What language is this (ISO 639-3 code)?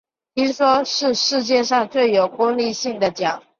zho